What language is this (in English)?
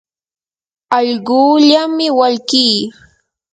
Yanahuanca Pasco Quechua